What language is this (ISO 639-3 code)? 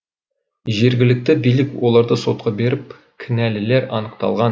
kaz